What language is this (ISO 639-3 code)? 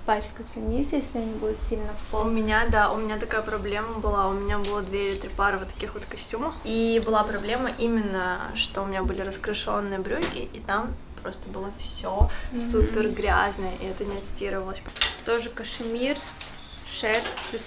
rus